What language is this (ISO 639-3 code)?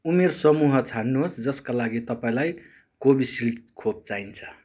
nep